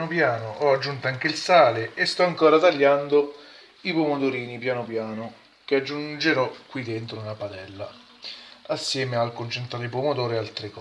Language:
Italian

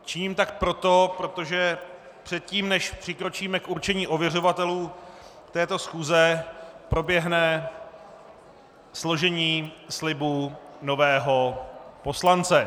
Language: Czech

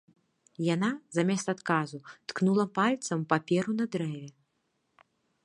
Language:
Belarusian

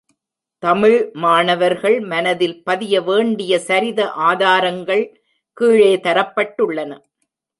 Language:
Tamil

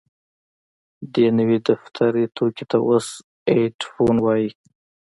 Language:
Pashto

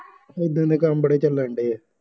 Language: Punjabi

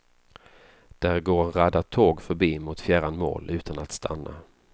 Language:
Swedish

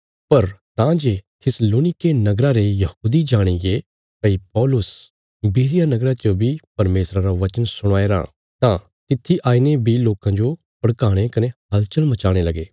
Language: Bilaspuri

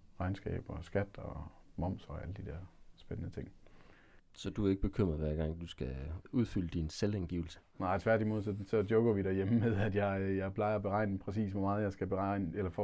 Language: Danish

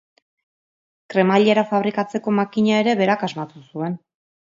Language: Basque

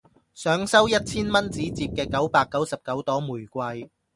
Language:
Cantonese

